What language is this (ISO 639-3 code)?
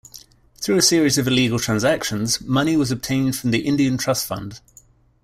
eng